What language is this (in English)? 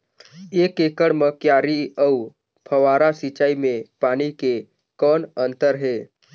Chhattisgarhi